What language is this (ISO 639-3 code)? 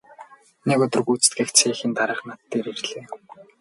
mon